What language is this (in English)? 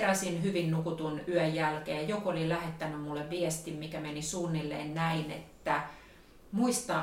Finnish